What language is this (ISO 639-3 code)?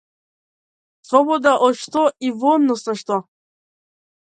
mkd